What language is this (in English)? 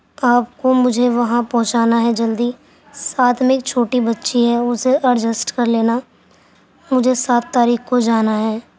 Urdu